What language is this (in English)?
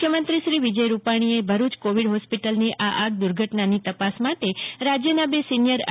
Gujarati